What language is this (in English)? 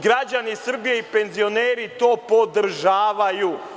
Serbian